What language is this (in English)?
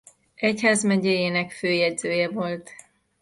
Hungarian